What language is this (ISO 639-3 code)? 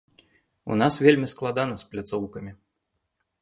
bel